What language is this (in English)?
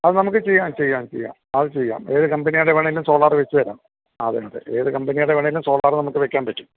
Malayalam